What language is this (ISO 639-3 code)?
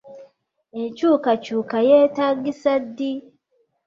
lug